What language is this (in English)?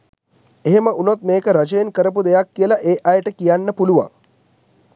Sinhala